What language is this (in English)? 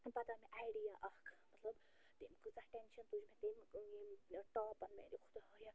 Kashmiri